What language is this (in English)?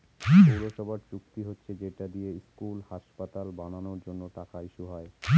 Bangla